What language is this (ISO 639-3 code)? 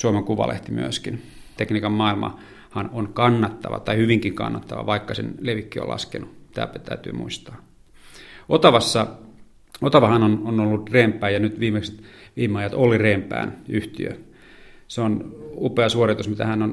fin